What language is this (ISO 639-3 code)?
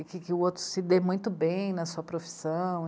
por